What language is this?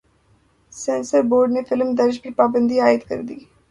Urdu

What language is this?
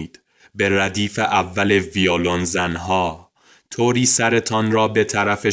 Persian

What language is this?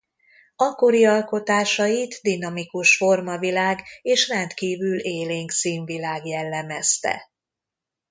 Hungarian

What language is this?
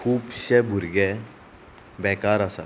Konkani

